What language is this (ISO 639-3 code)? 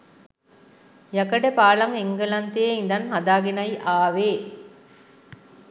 sin